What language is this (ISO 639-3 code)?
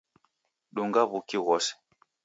dav